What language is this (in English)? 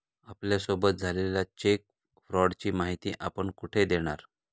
Marathi